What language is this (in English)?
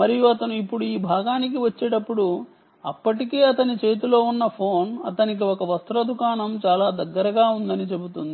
Telugu